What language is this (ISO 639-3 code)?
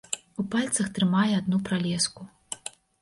bel